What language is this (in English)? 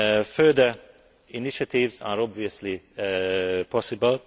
English